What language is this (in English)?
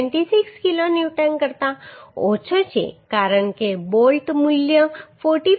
Gujarati